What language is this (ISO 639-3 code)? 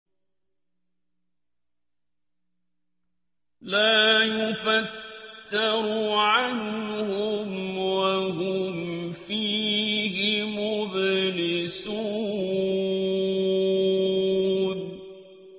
ara